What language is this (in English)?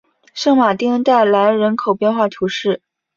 Chinese